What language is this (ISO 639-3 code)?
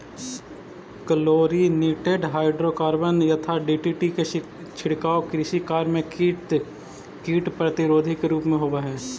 mag